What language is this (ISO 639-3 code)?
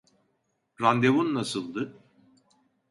tur